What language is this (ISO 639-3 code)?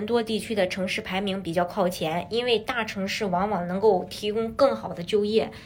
zho